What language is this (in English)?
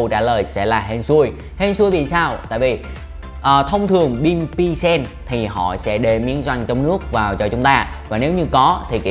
Vietnamese